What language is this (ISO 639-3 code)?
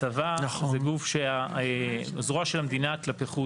heb